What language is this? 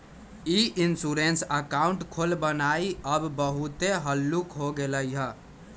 Magahi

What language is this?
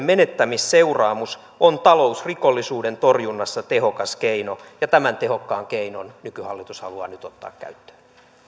Finnish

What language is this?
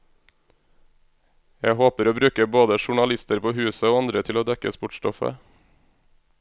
Norwegian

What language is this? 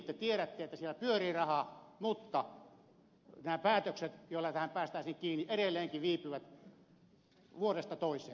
Finnish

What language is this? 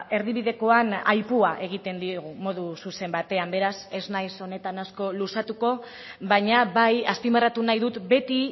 Basque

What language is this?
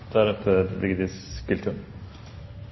Norwegian Bokmål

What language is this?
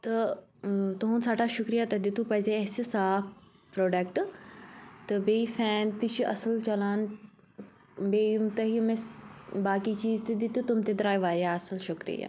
Kashmiri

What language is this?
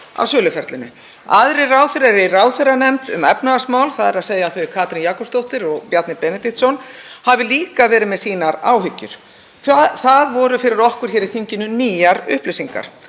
Icelandic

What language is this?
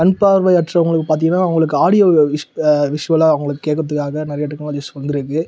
Tamil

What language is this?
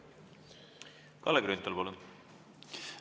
Estonian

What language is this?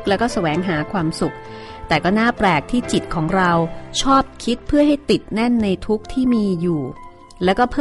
Thai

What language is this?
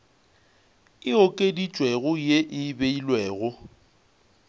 Northern Sotho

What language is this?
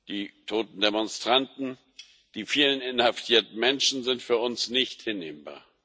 German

